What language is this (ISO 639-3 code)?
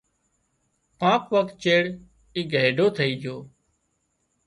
kxp